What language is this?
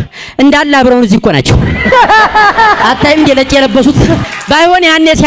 Amharic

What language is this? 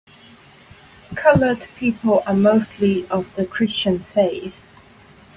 English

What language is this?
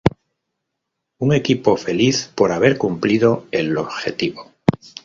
Spanish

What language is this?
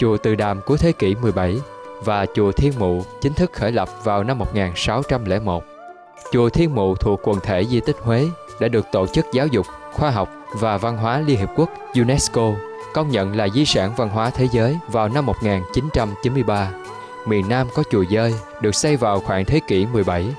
Vietnamese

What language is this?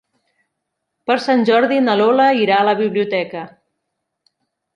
Catalan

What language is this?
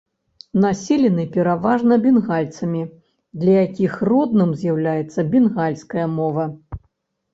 Belarusian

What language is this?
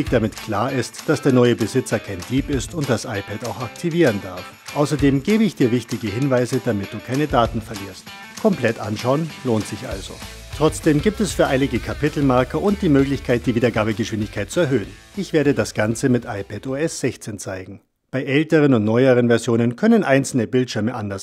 German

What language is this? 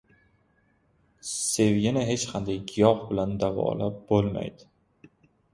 Uzbek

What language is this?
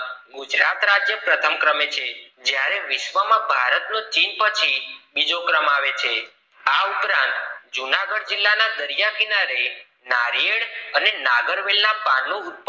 Gujarati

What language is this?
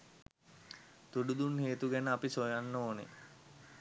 Sinhala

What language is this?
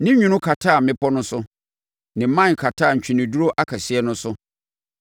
Akan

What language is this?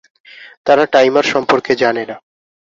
Bangla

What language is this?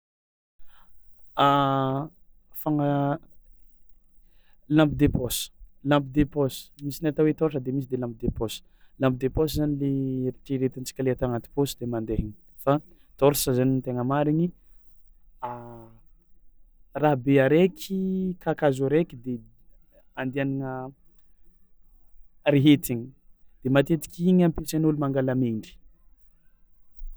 Tsimihety Malagasy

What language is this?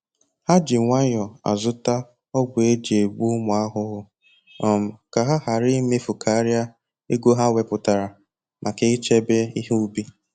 Igbo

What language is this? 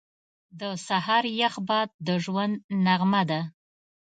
Pashto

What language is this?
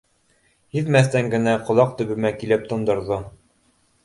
Bashkir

